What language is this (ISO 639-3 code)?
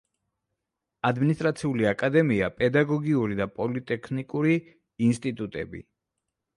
kat